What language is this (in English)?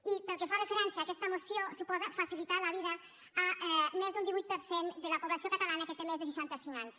Catalan